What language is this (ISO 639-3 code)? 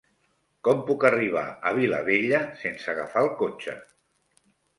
cat